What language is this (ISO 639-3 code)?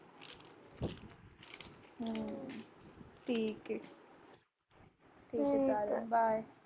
mar